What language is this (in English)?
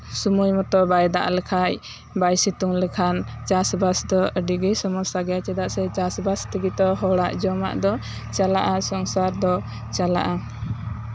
Santali